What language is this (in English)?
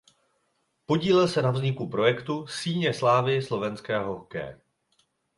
Czech